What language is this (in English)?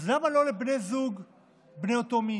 Hebrew